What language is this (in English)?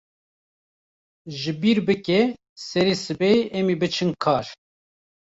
Kurdish